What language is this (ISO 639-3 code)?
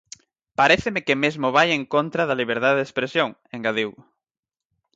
glg